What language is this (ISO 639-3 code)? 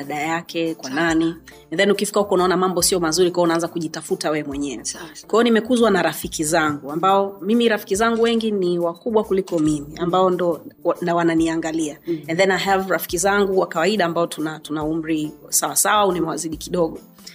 swa